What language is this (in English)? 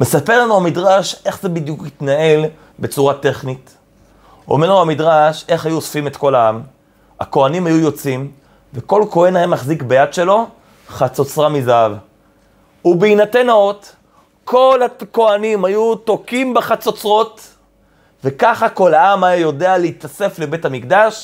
Hebrew